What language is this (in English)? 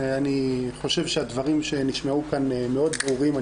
Hebrew